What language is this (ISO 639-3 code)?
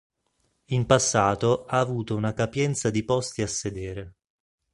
ita